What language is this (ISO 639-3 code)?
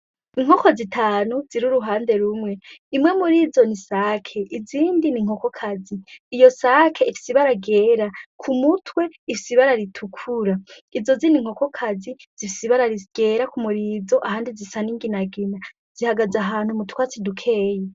run